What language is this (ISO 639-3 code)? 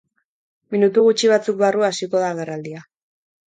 eus